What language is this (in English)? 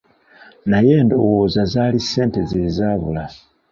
Ganda